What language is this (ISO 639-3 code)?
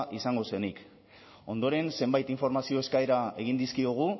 eus